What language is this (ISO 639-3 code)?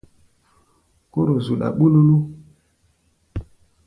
gba